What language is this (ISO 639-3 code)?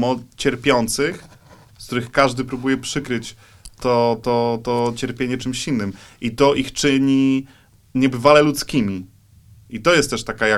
pol